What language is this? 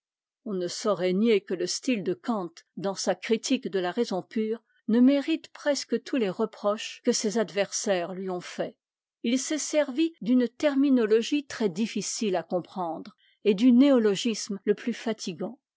French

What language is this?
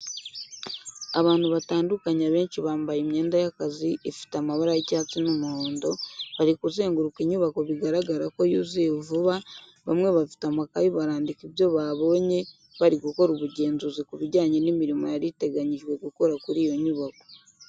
Kinyarwanda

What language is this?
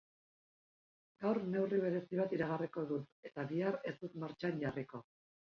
Basque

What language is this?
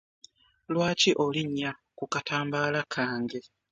Ganda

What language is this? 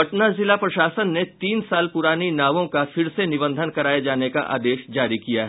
Hindi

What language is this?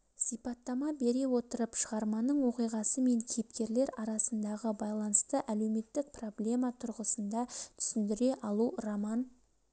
Kazakh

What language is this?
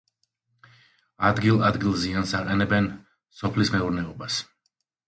Georgian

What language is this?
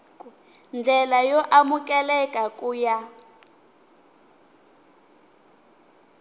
Tsonga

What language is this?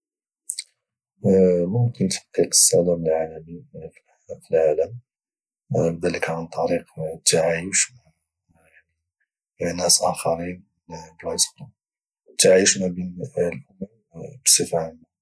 Moroccan Arabic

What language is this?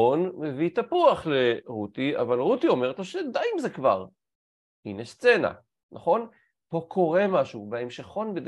Hebrew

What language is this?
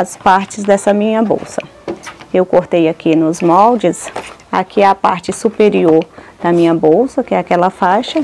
Portuguese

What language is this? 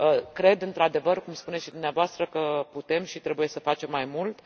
Romanian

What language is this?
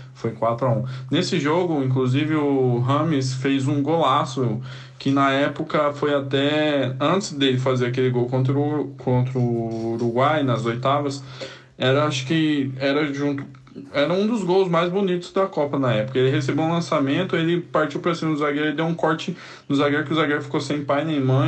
Portuguese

